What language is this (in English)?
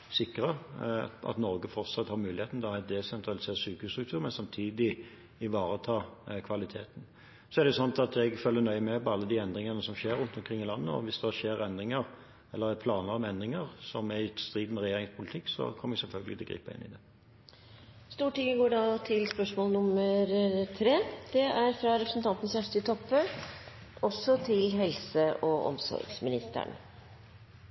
Norwegian